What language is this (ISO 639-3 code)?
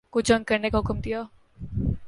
urd